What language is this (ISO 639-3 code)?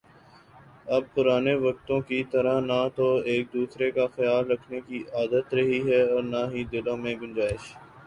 urd